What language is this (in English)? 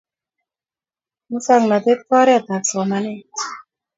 Kalenjin